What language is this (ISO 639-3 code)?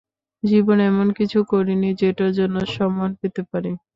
ben